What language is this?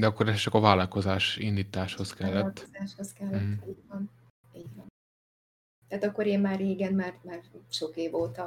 Hungarian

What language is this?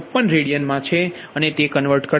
Gujarati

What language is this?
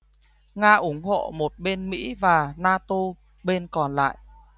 Vietnamese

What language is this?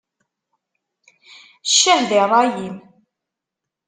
Kabyle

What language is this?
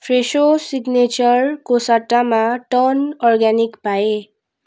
Nepali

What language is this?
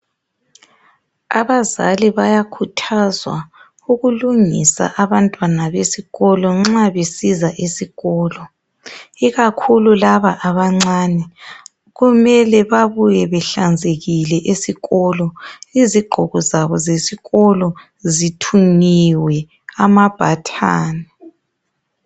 North Ndebele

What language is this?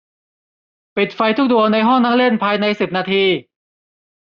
Thai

